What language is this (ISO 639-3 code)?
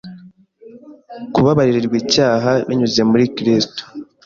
kin